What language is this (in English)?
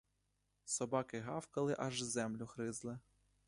Ukrainian